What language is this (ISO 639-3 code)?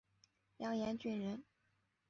zho